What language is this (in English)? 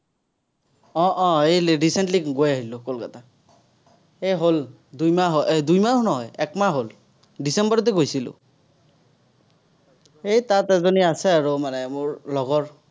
Assamese